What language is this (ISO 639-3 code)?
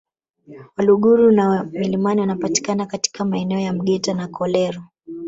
swa